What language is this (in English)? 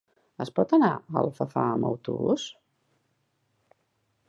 Catalan